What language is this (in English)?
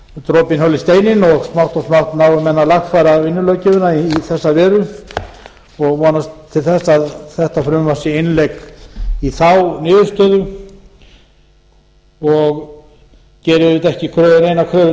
Icelandic